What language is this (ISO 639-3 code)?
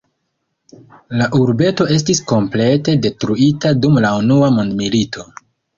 epo